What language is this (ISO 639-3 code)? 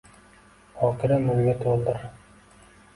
uzb